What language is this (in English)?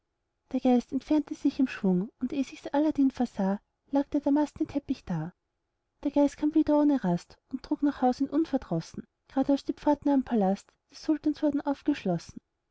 German